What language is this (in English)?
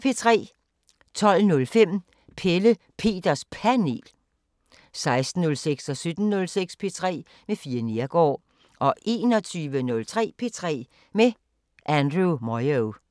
Danish